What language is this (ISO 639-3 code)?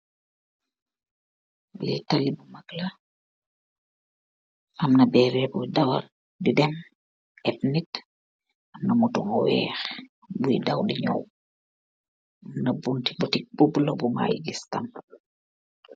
wol